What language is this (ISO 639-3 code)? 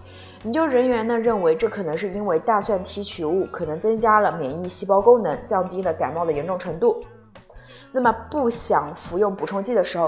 zho